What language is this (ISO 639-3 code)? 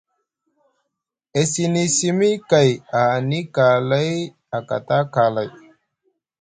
mug